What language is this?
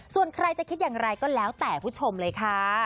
Thai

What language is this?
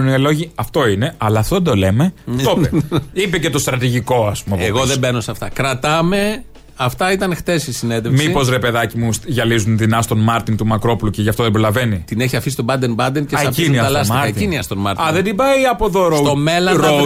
Greek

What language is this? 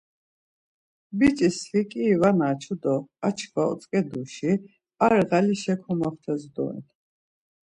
Laz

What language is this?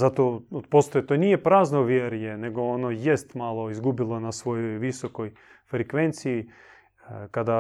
Croatian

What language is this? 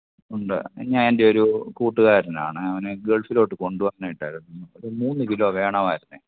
Malayalam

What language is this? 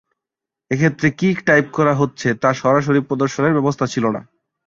Bangla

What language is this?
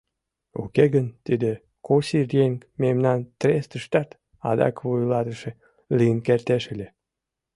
Mari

